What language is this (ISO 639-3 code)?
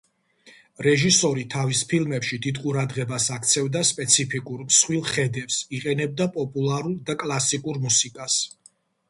kat